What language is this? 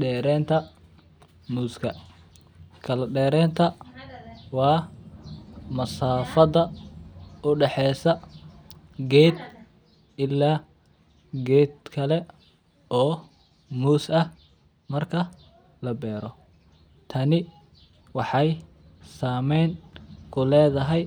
Somali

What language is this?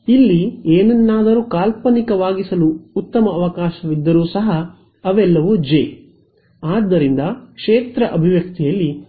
Kannada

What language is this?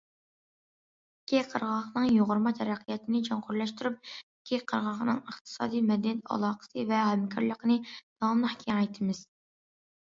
Uyghur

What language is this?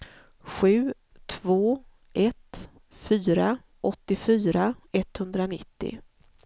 Swedish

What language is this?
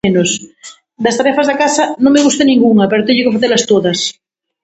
Galician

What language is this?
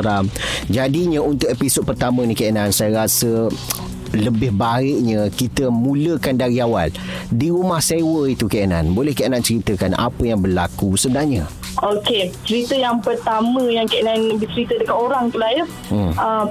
Malay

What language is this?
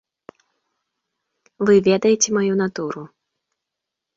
Belarusian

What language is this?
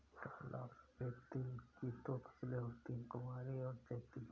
Hindi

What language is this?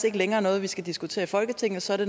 Danish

